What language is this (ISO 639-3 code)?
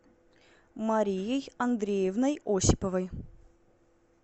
rus